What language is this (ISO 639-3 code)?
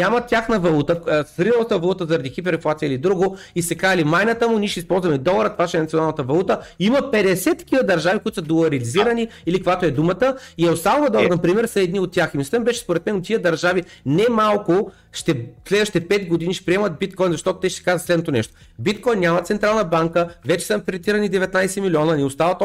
bul